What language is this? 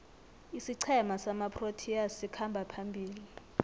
South Ndebele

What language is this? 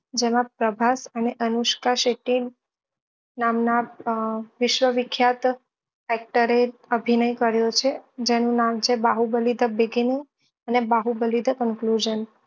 Gujarati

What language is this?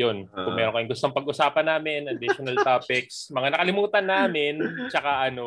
Filipino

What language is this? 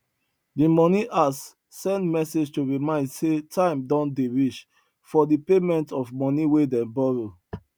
Nigerian Pidgin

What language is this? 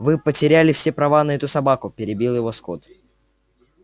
Russian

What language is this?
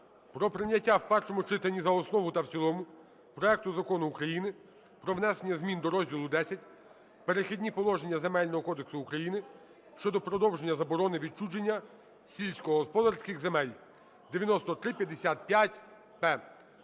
Ukrainian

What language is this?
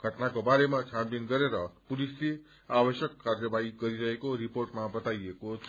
Nepali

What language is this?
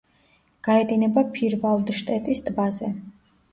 Georgian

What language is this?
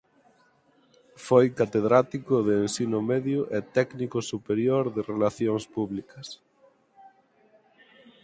Galician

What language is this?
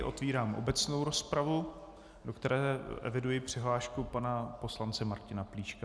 Czech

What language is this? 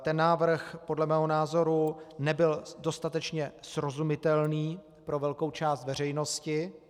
Czech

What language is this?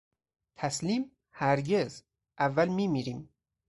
Persian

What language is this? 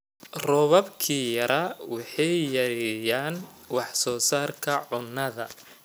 Somali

